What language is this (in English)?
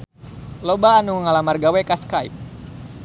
Sundanese